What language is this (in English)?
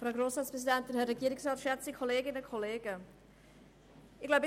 Swiss German